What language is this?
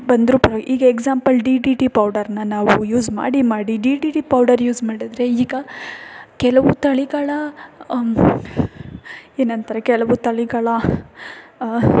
Kannada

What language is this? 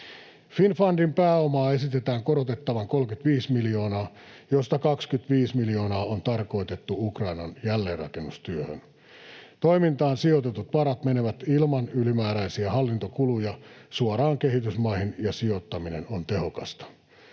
Finnish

